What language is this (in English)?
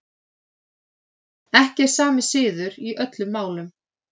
Icelandic